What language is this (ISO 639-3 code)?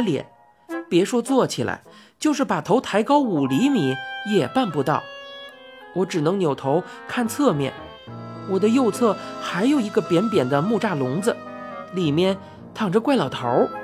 zho